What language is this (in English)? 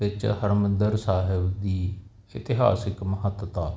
Punjabi